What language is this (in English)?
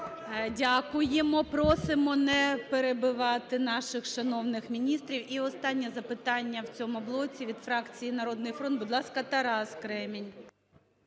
Ukrainian